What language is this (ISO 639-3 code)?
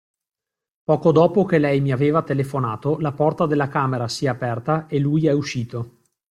ita